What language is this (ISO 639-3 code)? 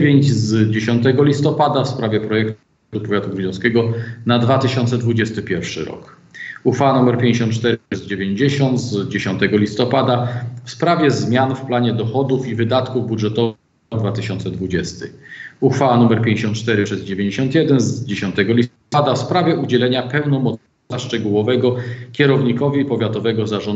pol